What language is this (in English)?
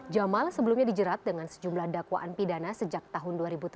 Indonesian